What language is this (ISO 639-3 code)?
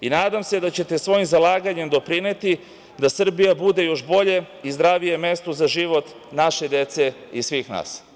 srp